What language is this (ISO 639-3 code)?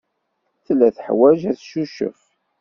kab